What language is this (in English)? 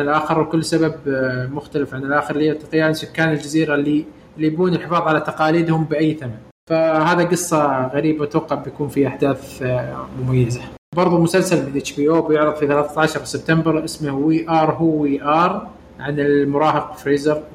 Arabic